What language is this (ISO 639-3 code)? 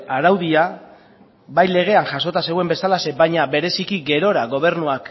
eus